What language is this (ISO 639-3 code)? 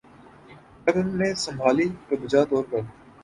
urd